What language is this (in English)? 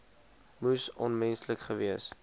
Afrikaans